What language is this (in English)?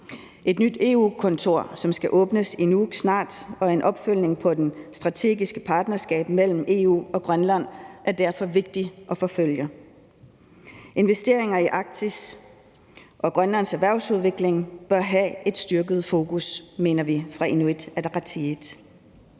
Danish